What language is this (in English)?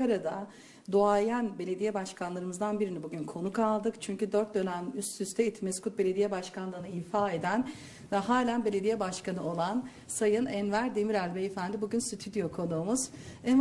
Turkish